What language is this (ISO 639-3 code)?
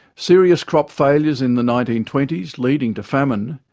eng